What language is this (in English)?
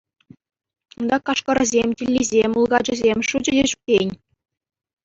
Chuvash